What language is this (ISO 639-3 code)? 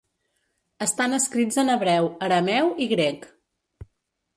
cat